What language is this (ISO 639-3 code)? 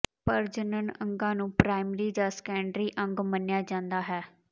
pan